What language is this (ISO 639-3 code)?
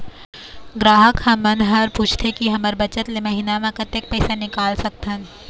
hne